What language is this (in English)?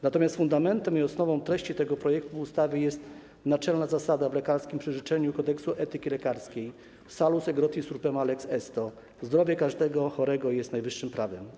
Polish